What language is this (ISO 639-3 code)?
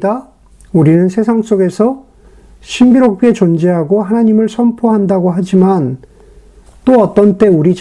kor